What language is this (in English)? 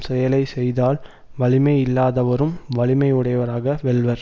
Tamil